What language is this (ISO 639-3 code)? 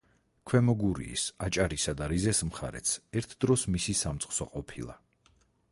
kat